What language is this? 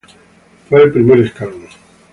Spanish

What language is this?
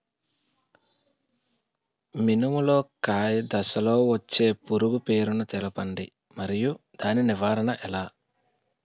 Telugu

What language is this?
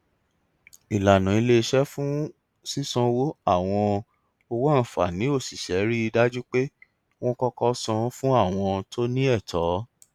Yoruba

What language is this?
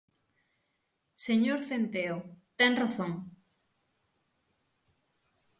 Galician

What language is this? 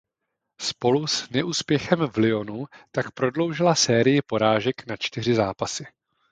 Czech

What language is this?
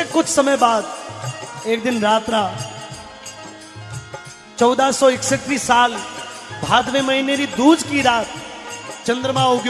Hindi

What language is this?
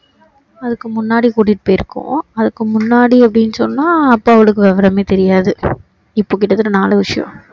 Tamil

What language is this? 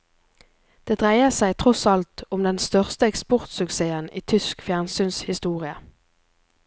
Norwegian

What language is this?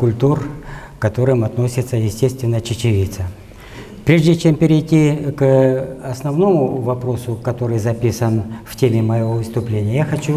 Russian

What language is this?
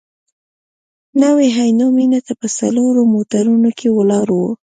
Pashto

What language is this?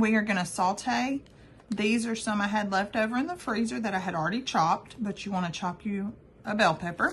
English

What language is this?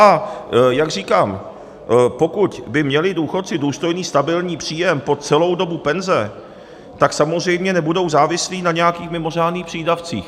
Czech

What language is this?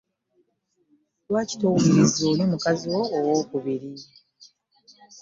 Ganda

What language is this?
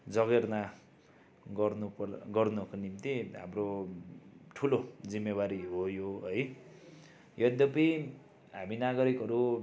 Nepali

